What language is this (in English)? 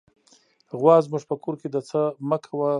Pashto